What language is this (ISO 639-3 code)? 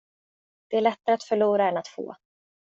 swe